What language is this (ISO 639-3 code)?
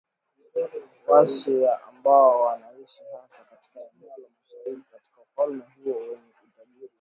swa